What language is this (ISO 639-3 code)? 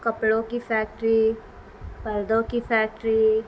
urd